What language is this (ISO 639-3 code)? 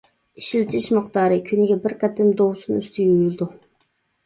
uig